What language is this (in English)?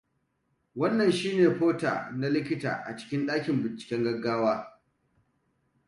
Hausa